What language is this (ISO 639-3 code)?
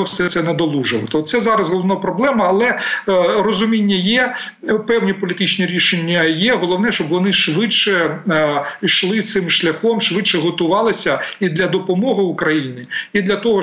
ukr